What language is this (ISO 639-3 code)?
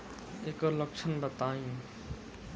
bho